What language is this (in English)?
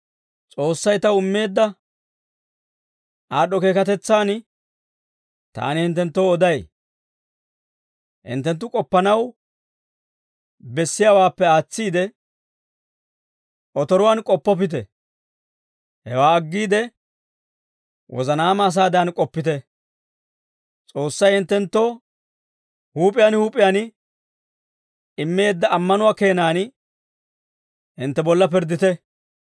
Dawro